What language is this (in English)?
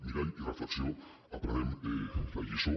Catalan